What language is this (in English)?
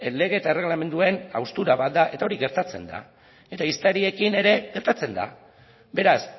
Basque